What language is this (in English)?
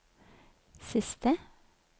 Norwegian